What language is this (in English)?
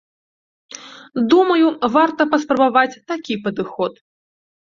Belarusian